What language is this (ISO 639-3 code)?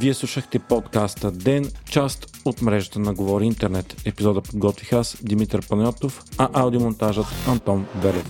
bul